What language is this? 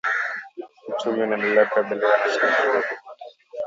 Swahili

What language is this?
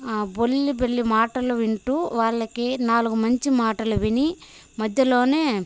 Telugu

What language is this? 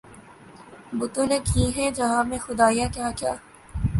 Urdu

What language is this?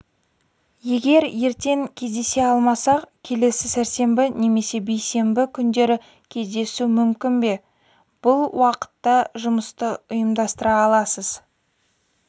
Kazakh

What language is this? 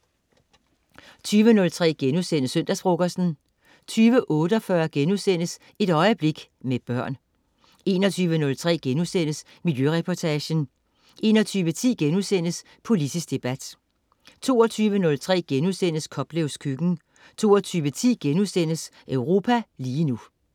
Danish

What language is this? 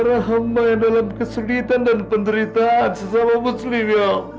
Indonesian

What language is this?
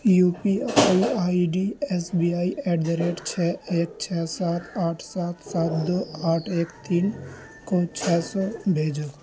Urdu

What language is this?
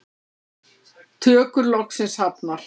Icelandic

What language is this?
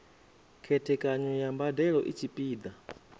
Venda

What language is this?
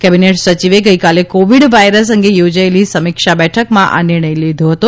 Gujarati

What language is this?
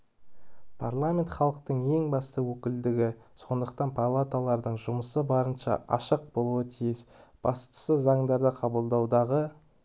Kazakh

